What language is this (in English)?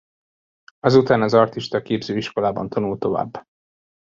Hungarian